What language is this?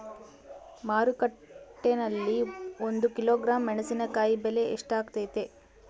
Kannada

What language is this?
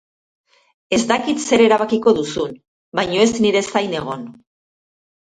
Basque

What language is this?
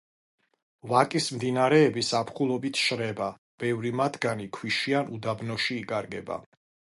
Georgian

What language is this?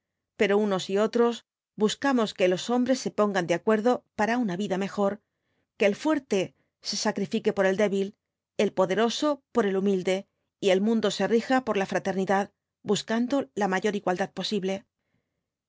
Spanish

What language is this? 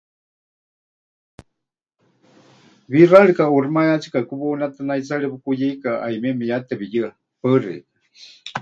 Huichol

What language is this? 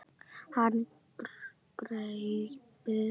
Icelandic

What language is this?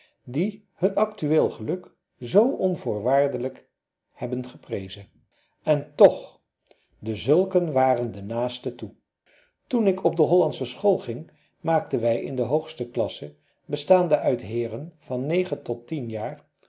Dutch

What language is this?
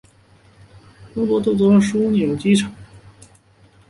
Chinese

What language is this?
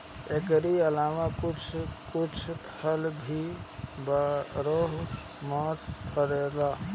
Bhojpuri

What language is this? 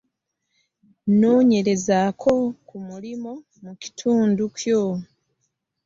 Ganda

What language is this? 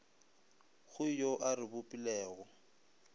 Northern Sotho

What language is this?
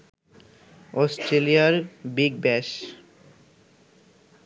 Bangla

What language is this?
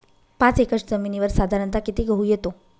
Marathi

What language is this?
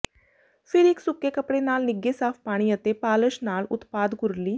Punjabi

